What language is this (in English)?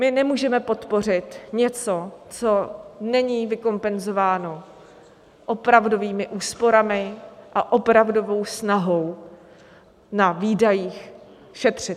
Czech